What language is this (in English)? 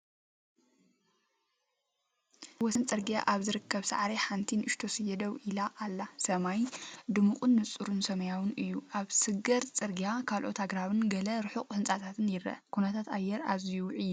Tigrinya